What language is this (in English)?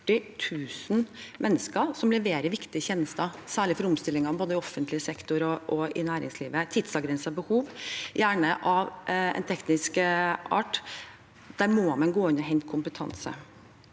Norwegian